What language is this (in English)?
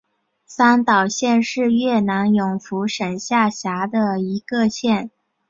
Chinese